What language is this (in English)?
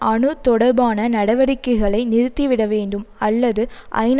Tamil